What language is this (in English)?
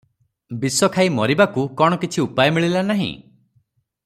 Odia